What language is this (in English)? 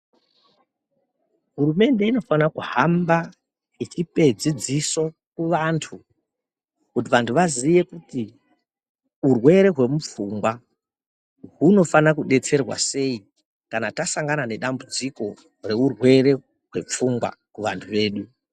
Ndau